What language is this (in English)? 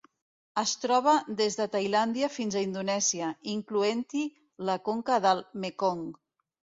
Catalan